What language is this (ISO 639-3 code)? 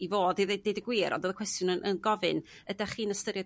cym